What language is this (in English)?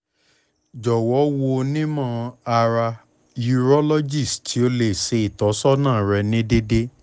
Yoruba